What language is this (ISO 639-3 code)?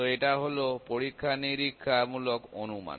ben